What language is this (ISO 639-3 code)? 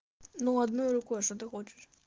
rus